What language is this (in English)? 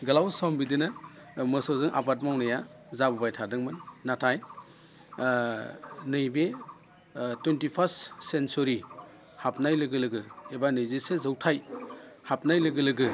Bodo